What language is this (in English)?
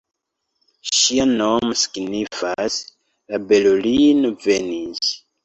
Esperanto